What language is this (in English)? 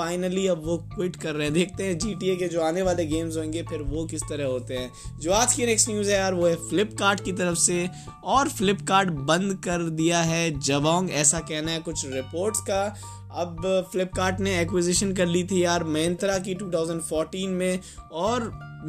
Hindi